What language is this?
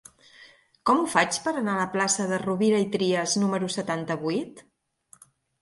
Catalan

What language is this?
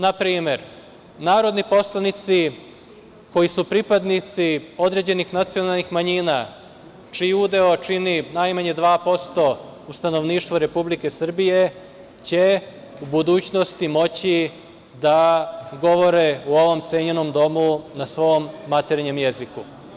Serbian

